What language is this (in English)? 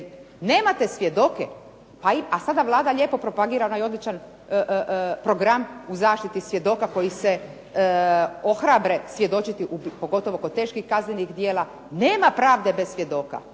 Croatian